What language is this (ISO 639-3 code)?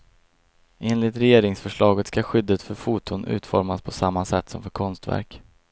swe